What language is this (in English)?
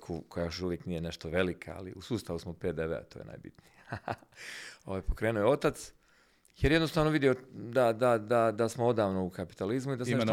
Croatian